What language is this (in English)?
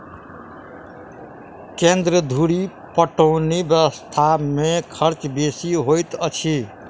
Maithili